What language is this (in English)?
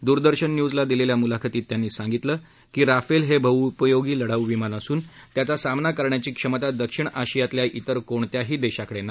Marathi